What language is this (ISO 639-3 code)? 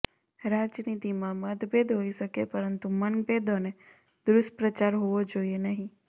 guj